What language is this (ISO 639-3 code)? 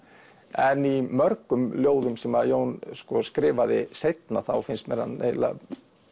isl